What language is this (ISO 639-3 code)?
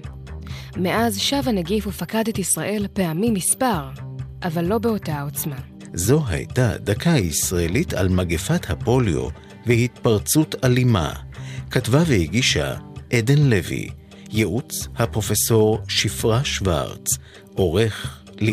heb